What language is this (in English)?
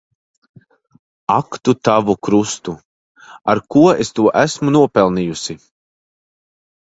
Latvian